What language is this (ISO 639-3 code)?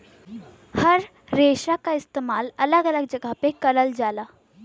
bho